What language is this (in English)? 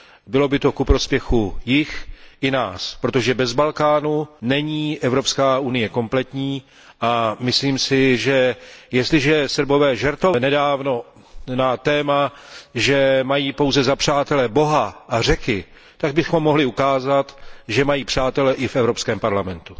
Czech